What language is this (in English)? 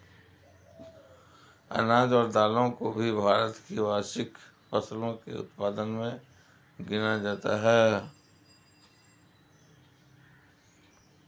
Hindi